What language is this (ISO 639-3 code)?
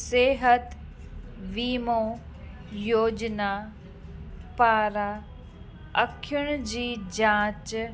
snd